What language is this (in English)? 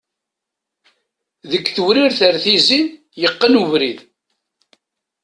Kabyle